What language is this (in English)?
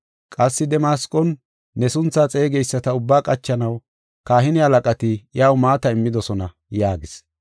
Gofa